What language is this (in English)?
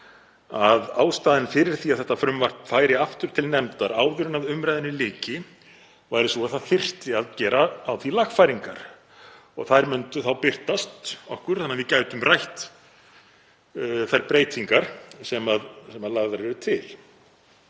Icelandic